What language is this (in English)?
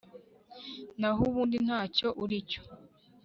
Kinyarwanda